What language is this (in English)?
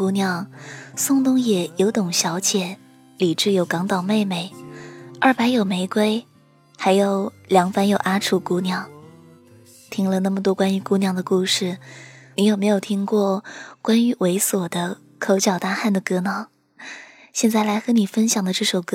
Chinese